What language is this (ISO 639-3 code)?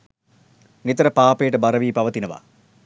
sin